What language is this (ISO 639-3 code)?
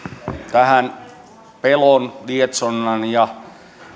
fin